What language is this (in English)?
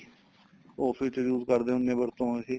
Punjabi